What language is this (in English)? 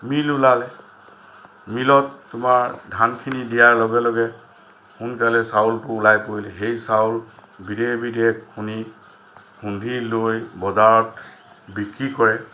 Assamese